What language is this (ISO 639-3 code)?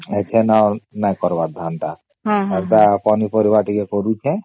ori